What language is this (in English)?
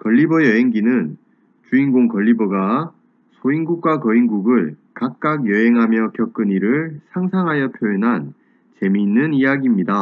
Korean